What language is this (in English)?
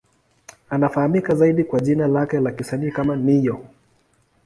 Swahili